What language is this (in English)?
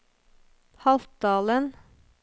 Norwegian